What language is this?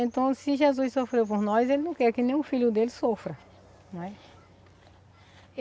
Portuguese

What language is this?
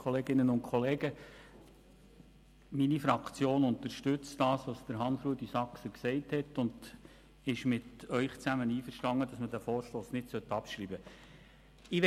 Swiss German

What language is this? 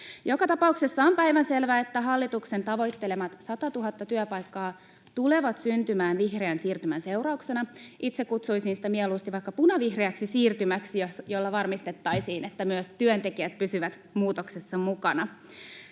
Finnish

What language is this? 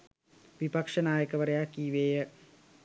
Sinhala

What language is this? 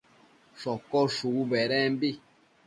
Matsés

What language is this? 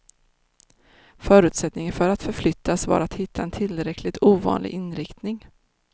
Swedish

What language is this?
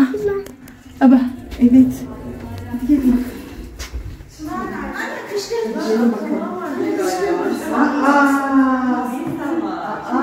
Turkish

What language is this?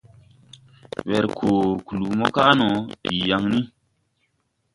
Tupuri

